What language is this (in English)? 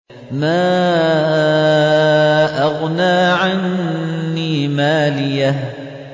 Arabic